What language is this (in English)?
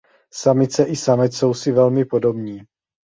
Czech